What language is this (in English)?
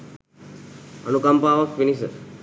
Sinhala